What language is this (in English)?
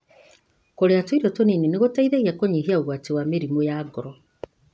Kikuyu